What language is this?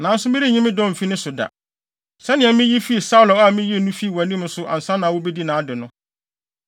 Akan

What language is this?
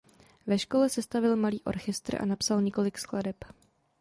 Czech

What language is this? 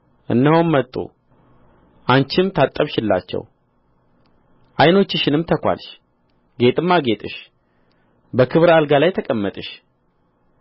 Amharic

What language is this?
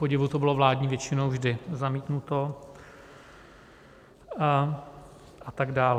Czech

